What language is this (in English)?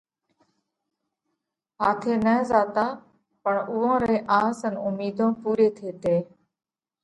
Parkari Koli